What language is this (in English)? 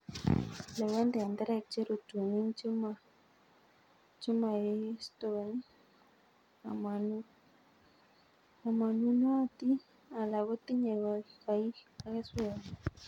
Kalenjin